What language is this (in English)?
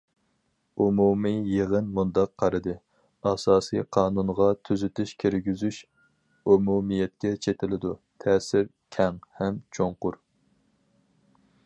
Uyghur